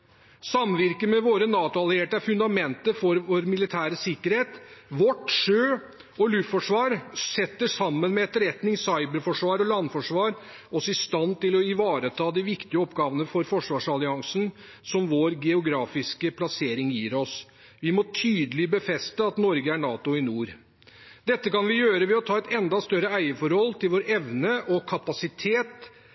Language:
Norwegian Bokmål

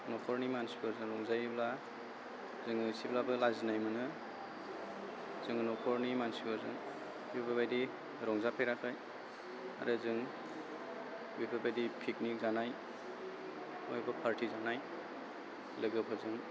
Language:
Bodo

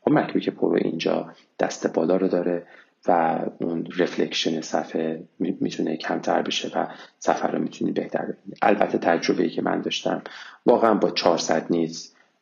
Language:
Persian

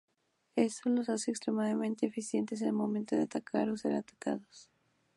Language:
Spanish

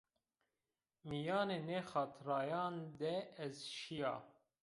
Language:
Zaza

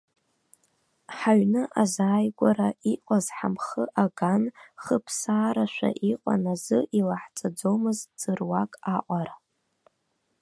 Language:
Abkhazian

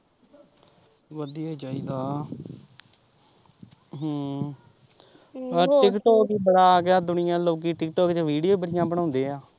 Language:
Punjabi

